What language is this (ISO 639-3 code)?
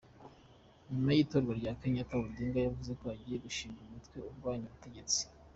kin